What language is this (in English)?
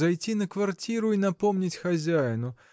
Russian